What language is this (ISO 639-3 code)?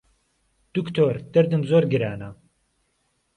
ckb